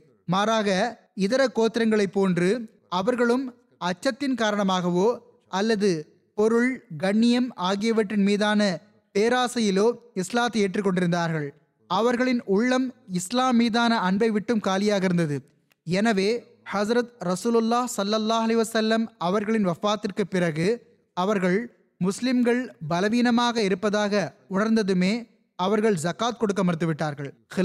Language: Tamil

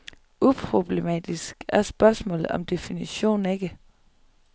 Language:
Danish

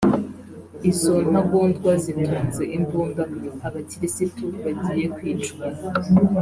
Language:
Kinyarwanda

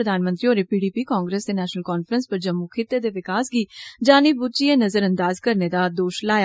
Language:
Dogri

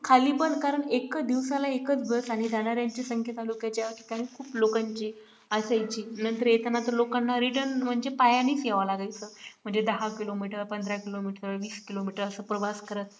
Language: Marathi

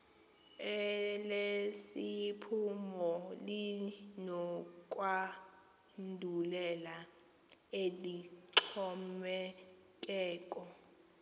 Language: Xhosa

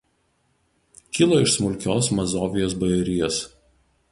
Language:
Lithuanian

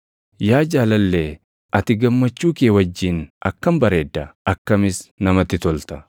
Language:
Oromo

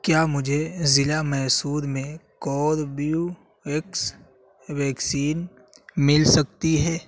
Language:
Urdu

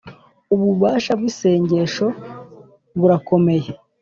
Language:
Kinyarwanda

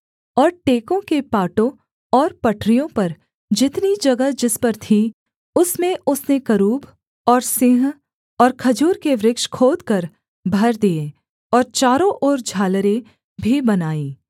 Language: Hindi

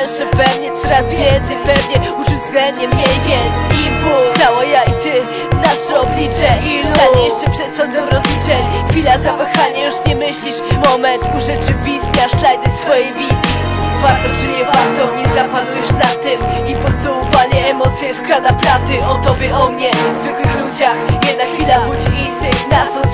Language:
Polish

